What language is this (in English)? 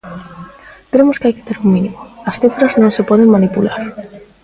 Galician